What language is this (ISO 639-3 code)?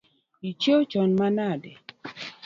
luo